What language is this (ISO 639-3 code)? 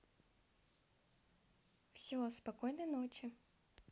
rus